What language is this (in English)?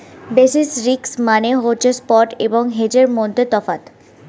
Bangla